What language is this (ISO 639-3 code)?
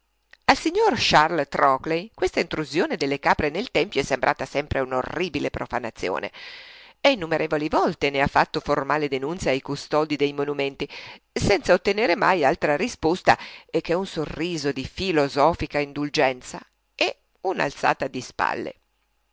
ita